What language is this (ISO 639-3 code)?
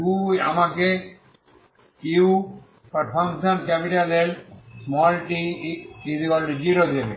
ben